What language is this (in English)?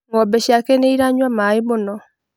Kikuyu